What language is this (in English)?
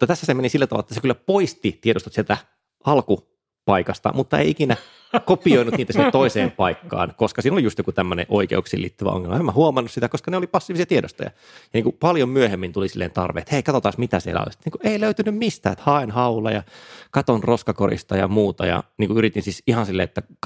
Finnish